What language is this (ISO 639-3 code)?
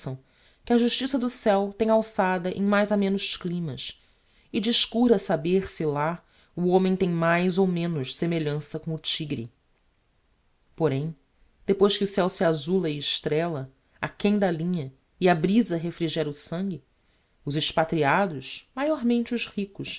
por